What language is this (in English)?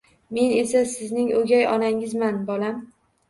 Uzbek